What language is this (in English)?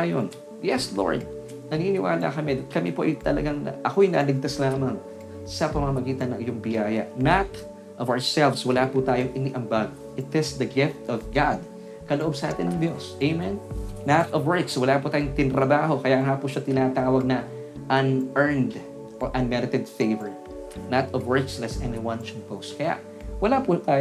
Filipino